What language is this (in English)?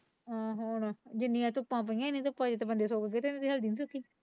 Punjabi